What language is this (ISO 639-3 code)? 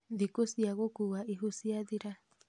kik